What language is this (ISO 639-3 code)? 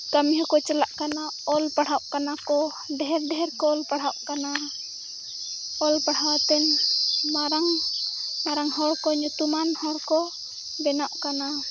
sat